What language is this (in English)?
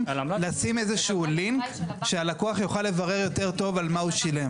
Hebrew